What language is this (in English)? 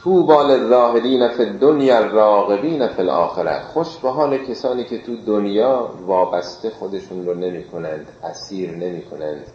Persian